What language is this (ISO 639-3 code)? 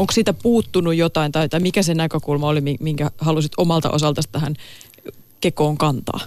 fin